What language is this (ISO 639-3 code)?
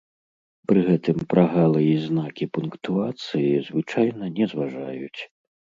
bel